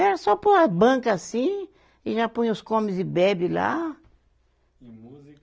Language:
Portuguese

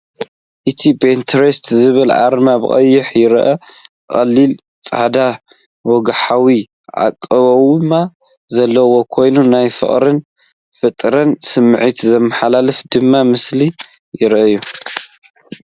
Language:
Tigrinya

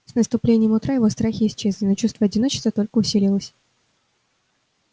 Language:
Russian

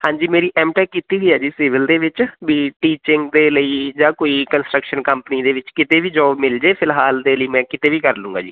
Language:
Punjabi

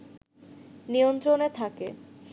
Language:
Bangla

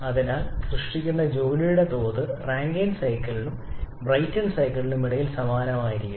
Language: Malayalam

